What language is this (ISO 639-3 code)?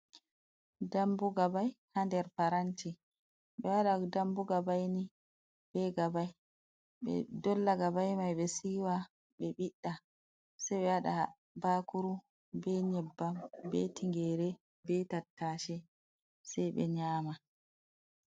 ful